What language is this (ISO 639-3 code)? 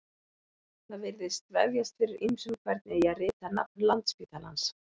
isl